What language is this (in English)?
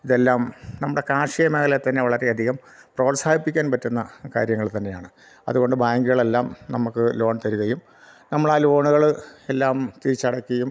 Malayalam